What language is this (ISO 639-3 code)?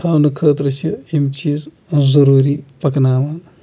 kas